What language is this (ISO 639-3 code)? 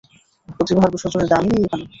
ben